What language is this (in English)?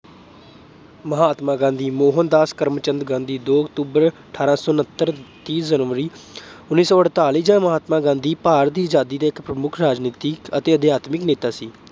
Punjabi